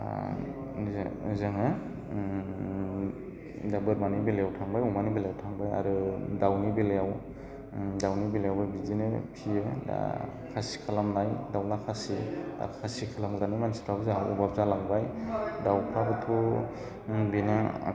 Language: Bodo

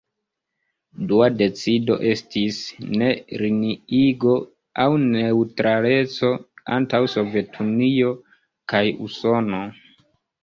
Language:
Esperanto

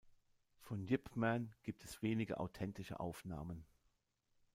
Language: German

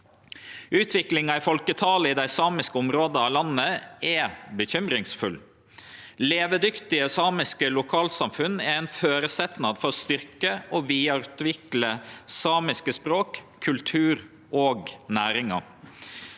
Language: Norwegian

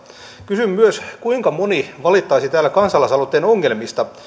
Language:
Finnish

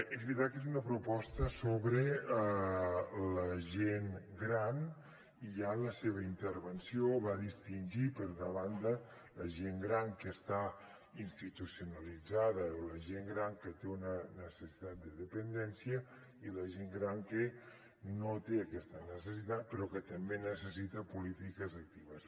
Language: Catalan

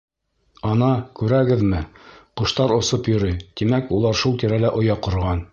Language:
Bashkir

